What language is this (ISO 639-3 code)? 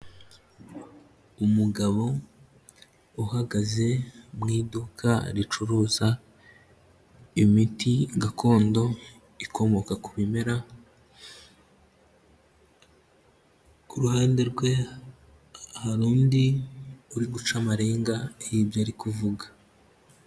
kin